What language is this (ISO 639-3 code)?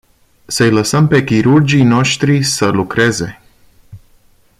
ron